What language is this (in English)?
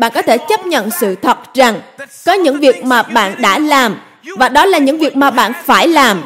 Vietnamese